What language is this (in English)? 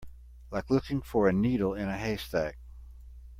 English